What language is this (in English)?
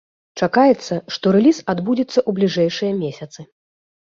Belarusian